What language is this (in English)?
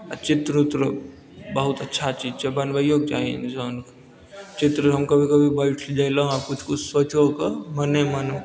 Maithili